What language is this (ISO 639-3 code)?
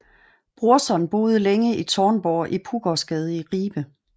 dan